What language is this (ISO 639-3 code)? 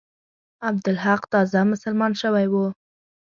pus